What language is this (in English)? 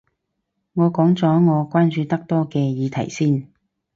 Cantonese